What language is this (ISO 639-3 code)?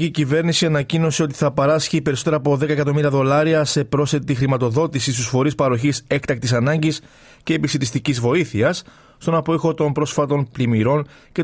ell